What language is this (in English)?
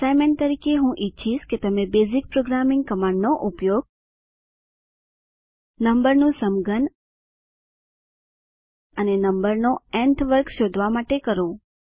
Gujarati